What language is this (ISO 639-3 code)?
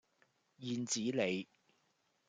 yue